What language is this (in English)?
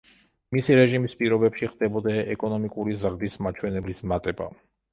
Georgian